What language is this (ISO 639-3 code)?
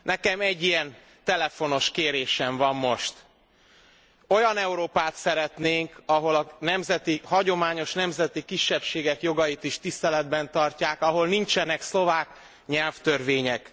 hun